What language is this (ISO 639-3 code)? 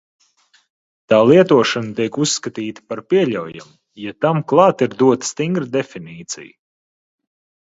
lav